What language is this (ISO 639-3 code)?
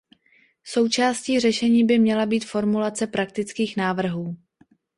ces